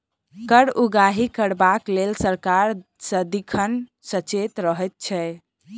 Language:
Maithili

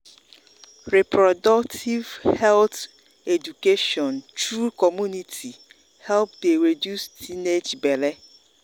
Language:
Nigerian Pidgin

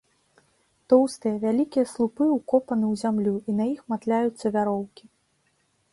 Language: Belarusian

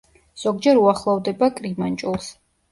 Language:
Georgian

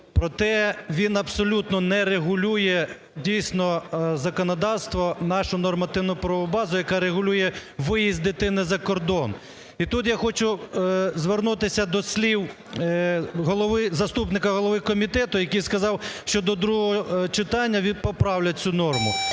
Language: Ukrainian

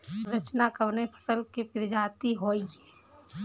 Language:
Bhojpuri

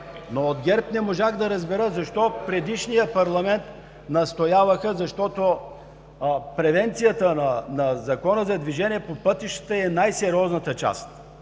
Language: Bulgarian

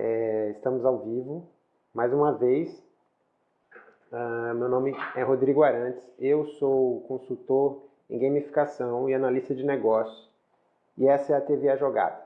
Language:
Portuguese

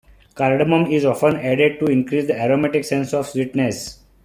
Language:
English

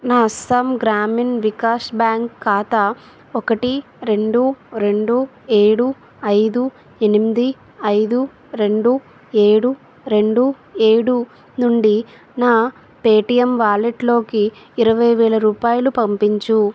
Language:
Telugu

